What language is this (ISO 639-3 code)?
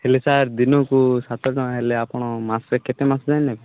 ori